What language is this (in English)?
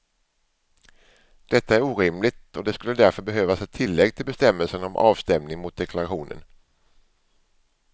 Swedish